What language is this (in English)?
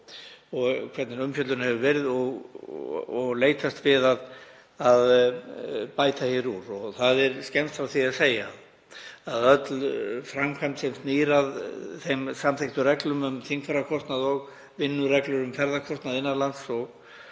Icelandic